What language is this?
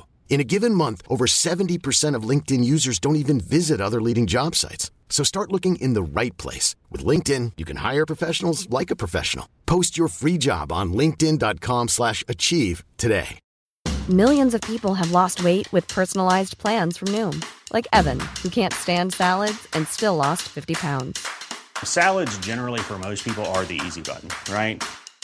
Filipino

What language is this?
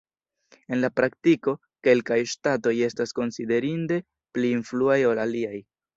Esperanto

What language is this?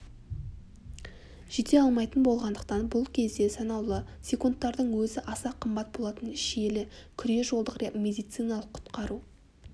Kazakh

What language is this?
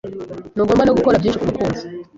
Kinyarwanda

